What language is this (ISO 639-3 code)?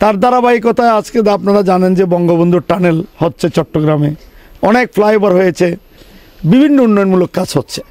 tur